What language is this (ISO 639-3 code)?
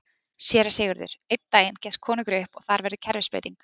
isl